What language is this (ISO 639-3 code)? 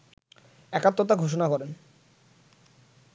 ben